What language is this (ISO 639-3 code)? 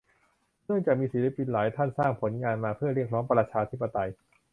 tha